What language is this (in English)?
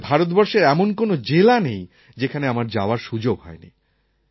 Bangla